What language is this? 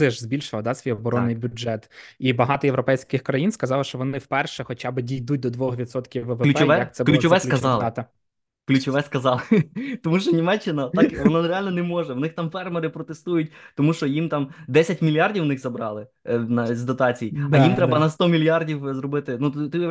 Ukrainian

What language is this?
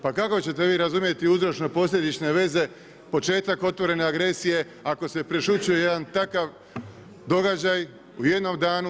Croatian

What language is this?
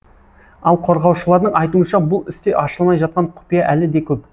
Kazakh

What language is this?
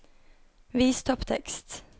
Norwegian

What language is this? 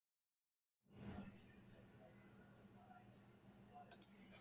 Huarijio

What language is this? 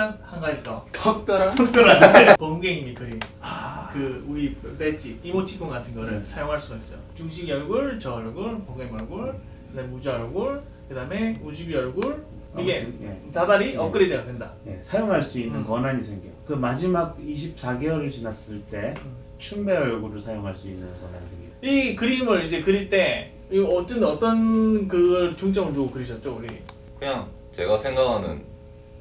Korean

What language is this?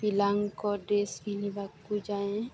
Odia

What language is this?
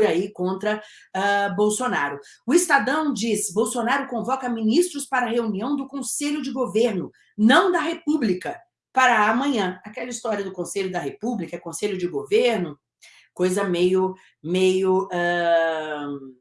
Portuguese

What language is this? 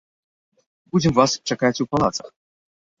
Belarusian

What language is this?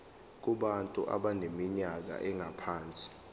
Zulu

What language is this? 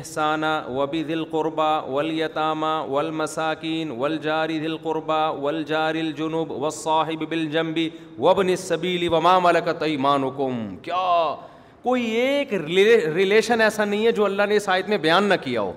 Urdu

